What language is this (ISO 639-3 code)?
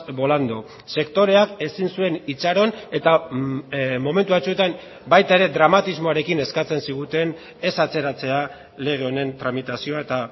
eus